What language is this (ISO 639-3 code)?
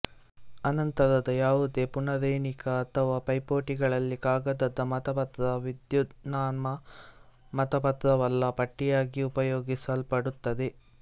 kan